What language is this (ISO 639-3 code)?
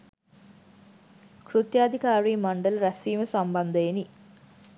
sin